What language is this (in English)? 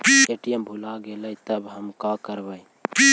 Magahi